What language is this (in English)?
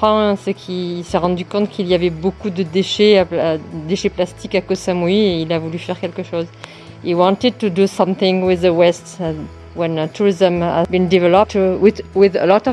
French